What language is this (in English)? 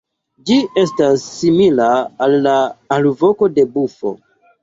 Esperanto